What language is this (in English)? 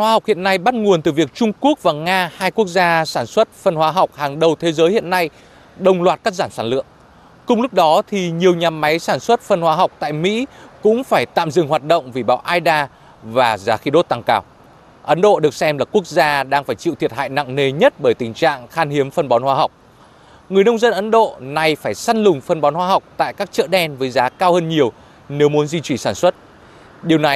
Vietnamese